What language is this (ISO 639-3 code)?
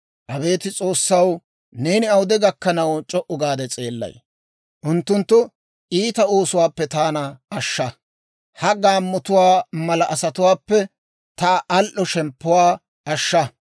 dwr